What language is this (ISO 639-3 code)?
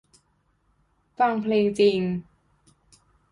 tha